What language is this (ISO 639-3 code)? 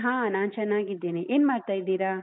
kan